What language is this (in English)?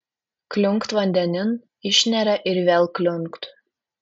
Lithuanian